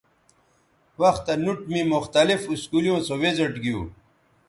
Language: Bateri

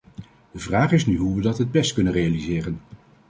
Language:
Dutch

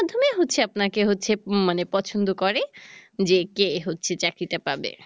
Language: Bangla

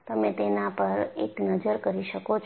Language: Gujarati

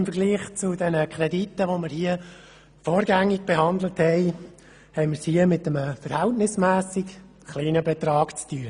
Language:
Swiss German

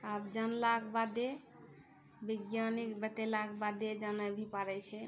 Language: Maithili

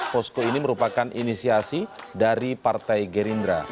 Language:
Indonesian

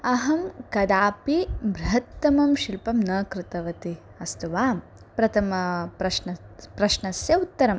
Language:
Sanskrit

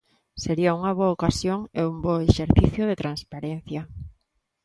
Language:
Galician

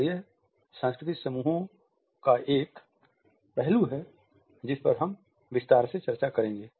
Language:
Hindi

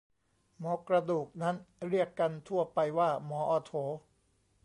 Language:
Thai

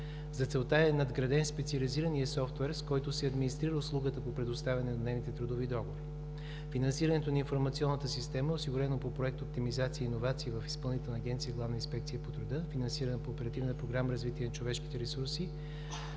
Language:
Bulgarian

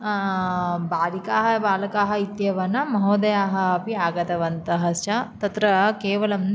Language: Sanskrit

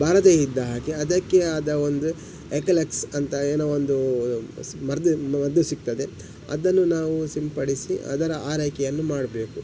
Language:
Kannada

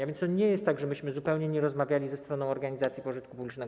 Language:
Polish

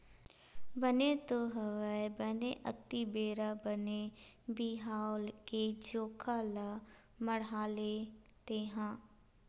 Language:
Chhattisgarhi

